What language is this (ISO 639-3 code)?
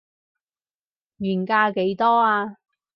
yue